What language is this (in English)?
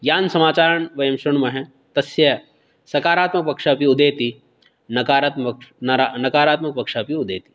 Sanskrit